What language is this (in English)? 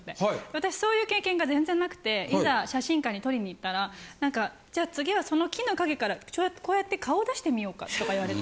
Japanese